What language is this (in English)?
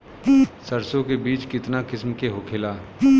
Bhojpuri